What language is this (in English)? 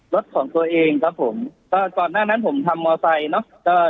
Thai